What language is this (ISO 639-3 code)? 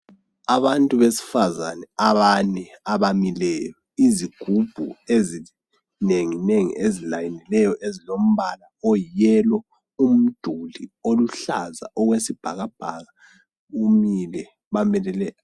nde